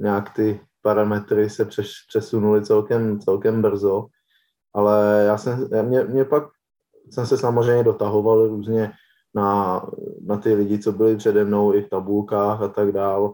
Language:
Czech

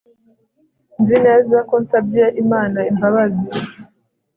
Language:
Kinyarwanda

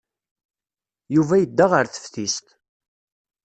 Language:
Kabyle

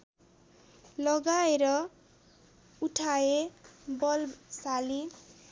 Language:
Nepali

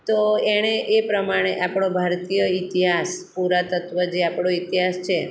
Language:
Gujarati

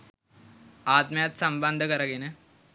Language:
Sinhala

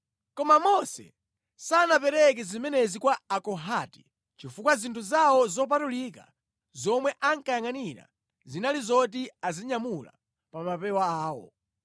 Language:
Nyanja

